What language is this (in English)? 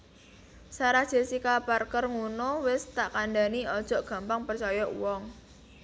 Javanese